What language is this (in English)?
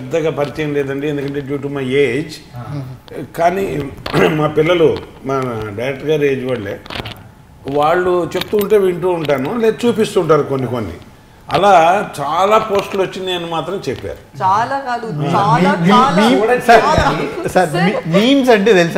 Hindi